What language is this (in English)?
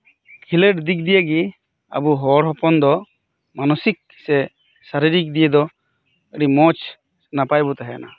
Santali